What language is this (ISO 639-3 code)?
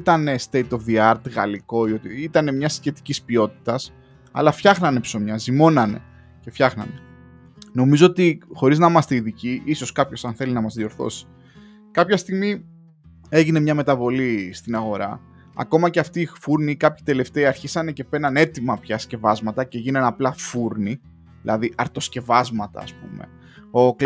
ell